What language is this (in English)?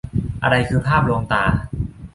Thai